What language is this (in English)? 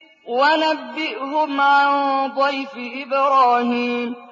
Arabic